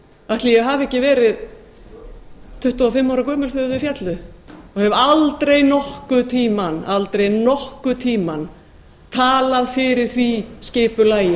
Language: Icelandic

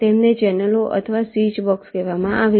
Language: Gujarati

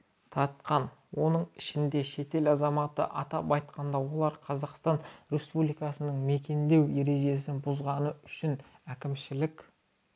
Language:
Kazakh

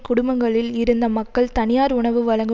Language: Tamil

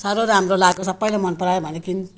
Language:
Nepali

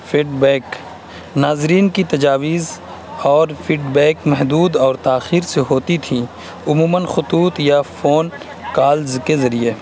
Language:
Urdu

